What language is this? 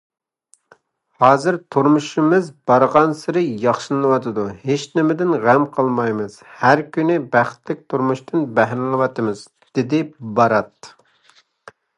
Uyghur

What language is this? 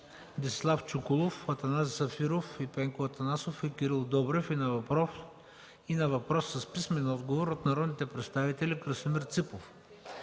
Bulgarian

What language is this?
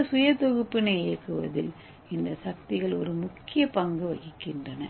Tamil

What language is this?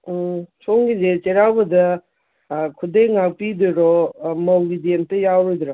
Manipuri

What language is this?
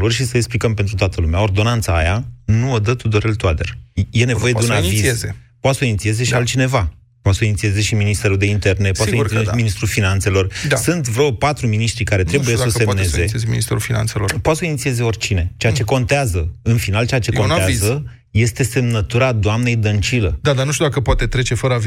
Romanian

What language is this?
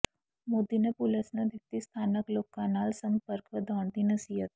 Punjabi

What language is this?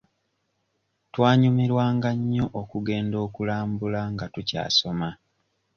Ganda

